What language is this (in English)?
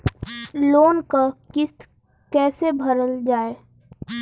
Bhojpuri